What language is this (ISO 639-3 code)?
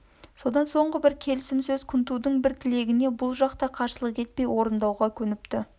kaz